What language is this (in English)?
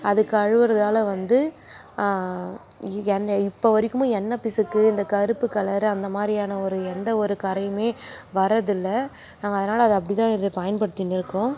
Tamil